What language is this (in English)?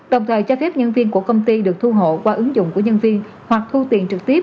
Vietnamese